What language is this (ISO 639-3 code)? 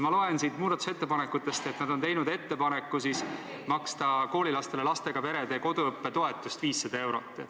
est